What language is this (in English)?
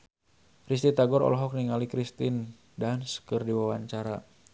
Sundanese